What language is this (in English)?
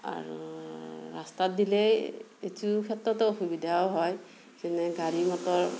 Assamese